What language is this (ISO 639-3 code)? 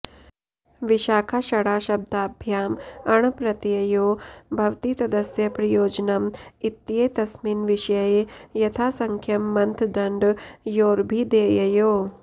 san